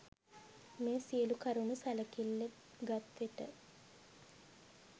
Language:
Sinhala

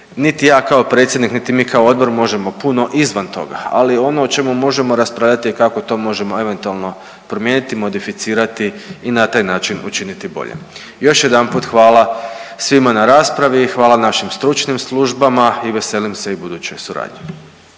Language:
Croatian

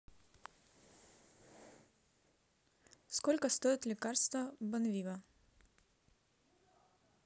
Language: Russian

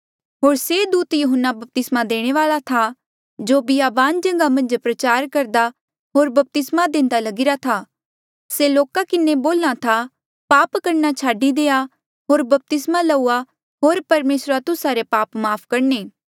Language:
Mandeali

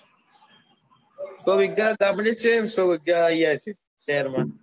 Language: Gujarati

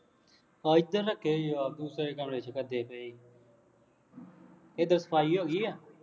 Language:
Punjabi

